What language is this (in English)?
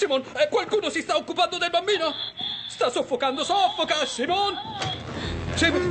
Italian